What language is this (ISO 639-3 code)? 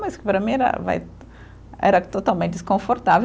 por